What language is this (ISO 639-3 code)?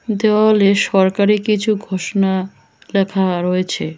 ben